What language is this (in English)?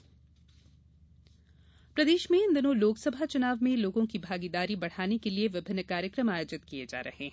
Hindi